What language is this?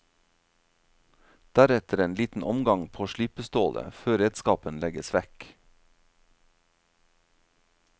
Norwegian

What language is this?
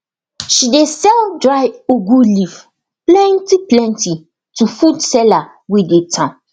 Nigerian Pidgin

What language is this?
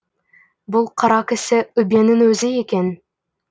Kazakh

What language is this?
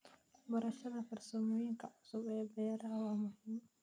Somali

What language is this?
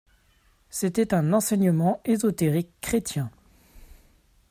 French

